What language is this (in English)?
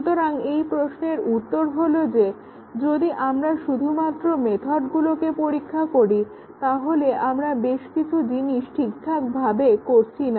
Bangla